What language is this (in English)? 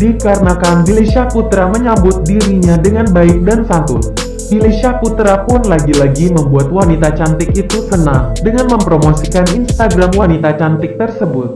Indonesian